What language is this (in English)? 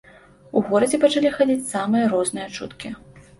Belarusian